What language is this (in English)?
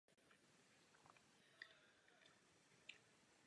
Czech